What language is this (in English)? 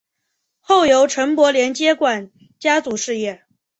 Chinese